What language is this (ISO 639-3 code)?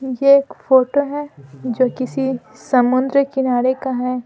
hin